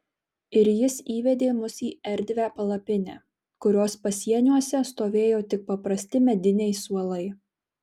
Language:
Lithuanian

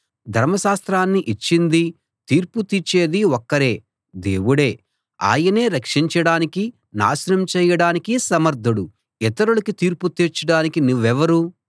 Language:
Telugu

